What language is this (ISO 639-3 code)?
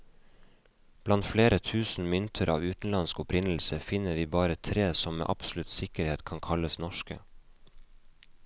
nor